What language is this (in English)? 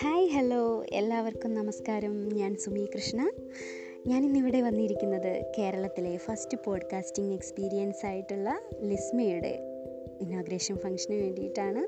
Malayalam